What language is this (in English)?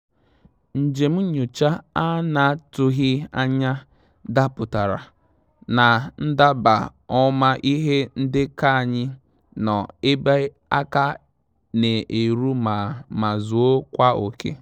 Igbo